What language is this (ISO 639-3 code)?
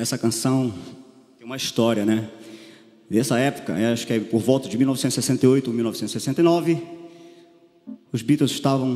por